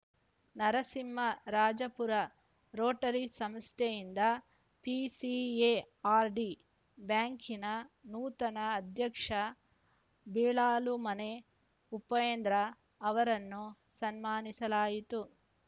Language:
Kannada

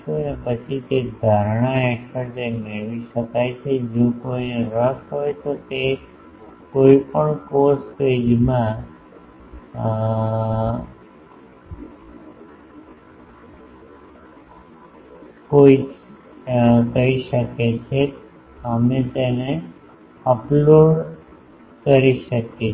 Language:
Gujarati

